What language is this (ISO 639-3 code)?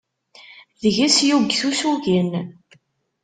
kab